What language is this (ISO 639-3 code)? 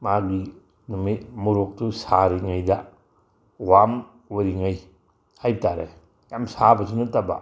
mni